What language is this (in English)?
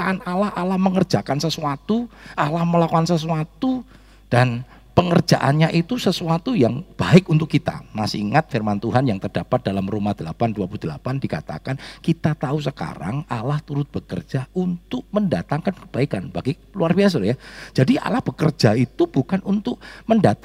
Indonesian